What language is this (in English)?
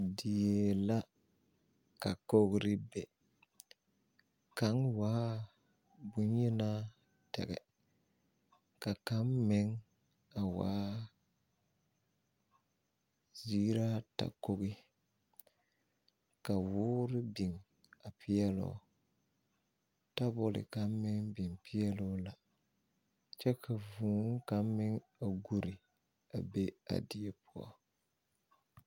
Southern Dagaare